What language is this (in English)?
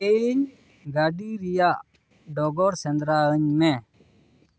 Santali